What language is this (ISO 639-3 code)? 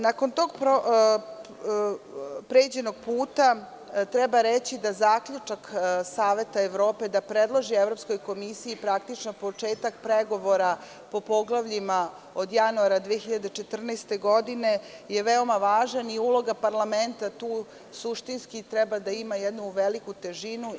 srp